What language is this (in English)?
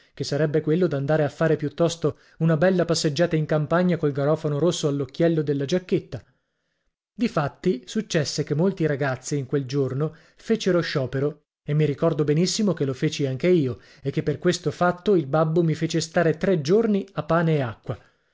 Italian